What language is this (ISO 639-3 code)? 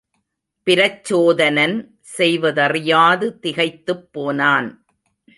tam